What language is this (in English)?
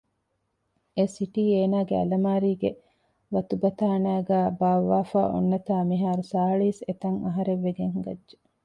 Divehi